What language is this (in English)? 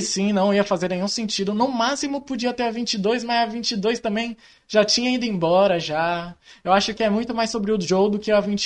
Portuguese